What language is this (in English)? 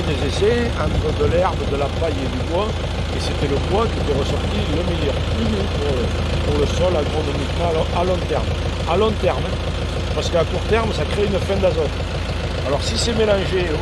French